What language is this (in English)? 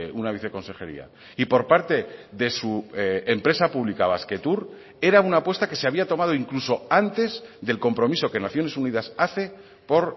Spanish